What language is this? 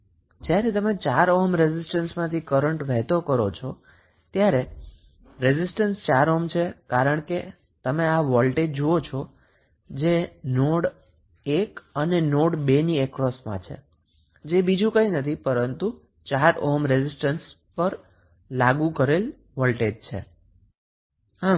Gujarati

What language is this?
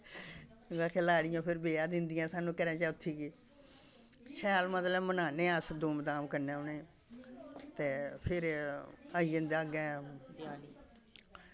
Dogri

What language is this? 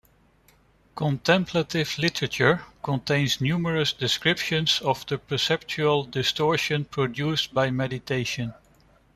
English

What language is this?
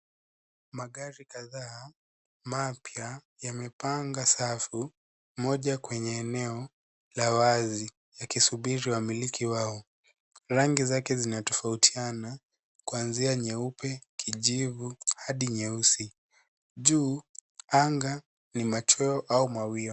Swahili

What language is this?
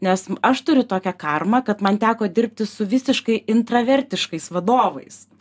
Lithuanian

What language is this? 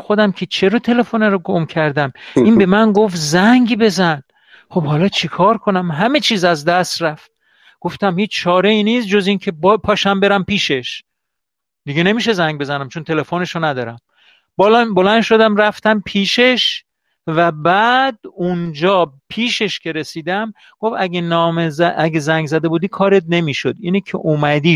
Persian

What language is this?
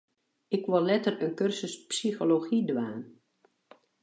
Western Frisian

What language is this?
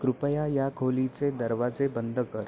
Marathi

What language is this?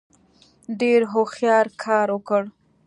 Pashto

